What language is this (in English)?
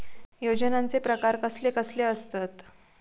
Marathi